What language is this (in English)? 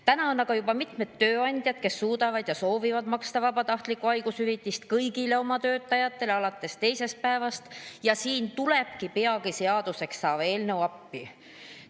Estonian